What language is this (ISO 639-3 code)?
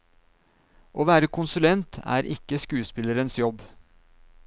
nor